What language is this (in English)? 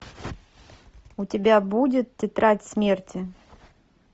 Russian